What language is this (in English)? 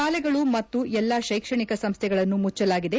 Kannada